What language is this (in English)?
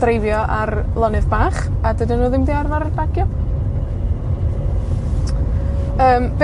Welsh